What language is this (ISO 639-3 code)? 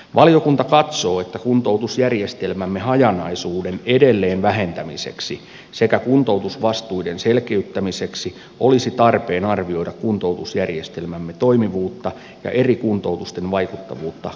fin